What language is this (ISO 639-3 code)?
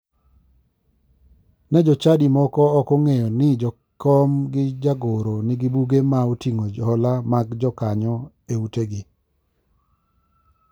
luo